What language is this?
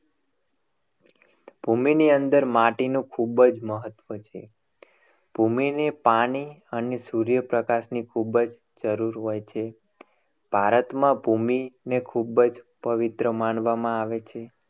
Gujarati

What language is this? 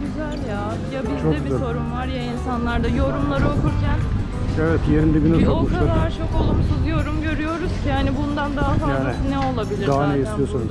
Turkish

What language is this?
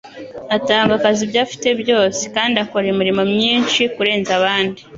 Kinyarwanda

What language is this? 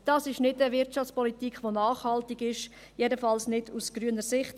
Swiss German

